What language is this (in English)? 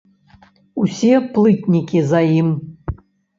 Belarusian